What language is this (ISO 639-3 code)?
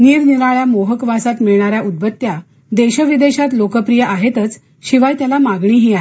mar